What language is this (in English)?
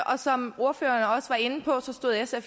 Danish